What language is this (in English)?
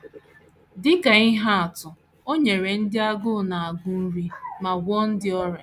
Igbo